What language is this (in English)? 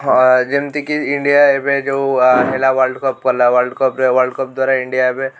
Odia